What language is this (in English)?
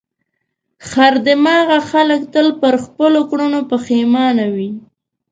Pashto